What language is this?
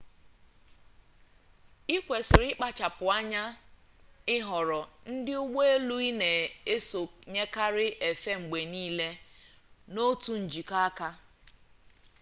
Igbo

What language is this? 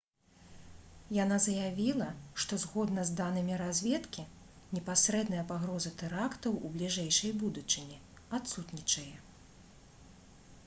Belarusian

